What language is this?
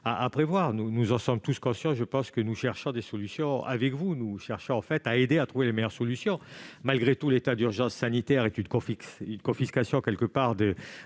French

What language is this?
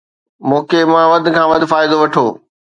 Sindhi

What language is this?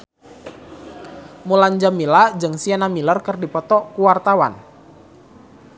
Sundanese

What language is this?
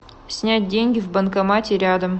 Russian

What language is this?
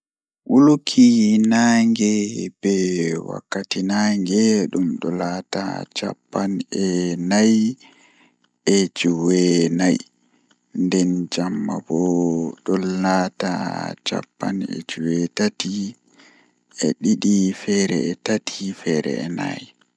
Fula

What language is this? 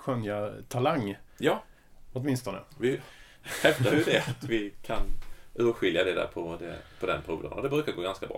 Swedish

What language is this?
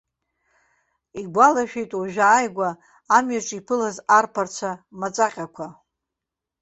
Abkhazian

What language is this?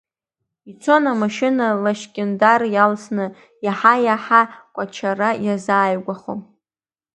Abkhazian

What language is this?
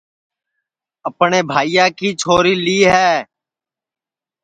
Sansi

